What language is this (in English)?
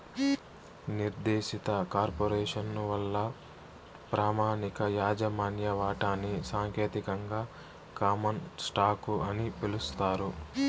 Telugu